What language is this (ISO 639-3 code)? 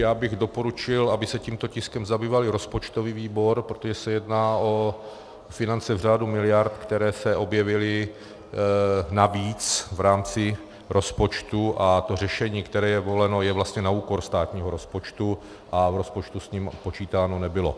ces